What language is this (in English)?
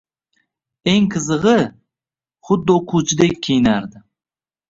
Uzbek